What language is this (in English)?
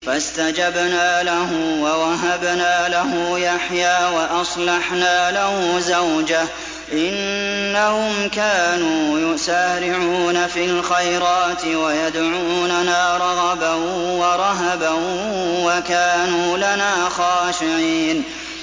Arabic